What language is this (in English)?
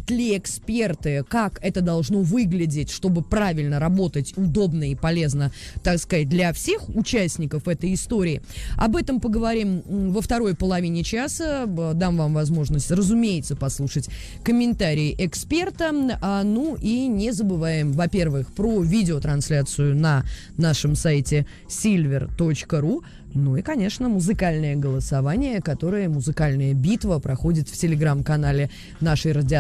Russian